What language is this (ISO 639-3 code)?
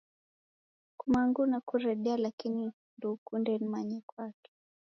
dav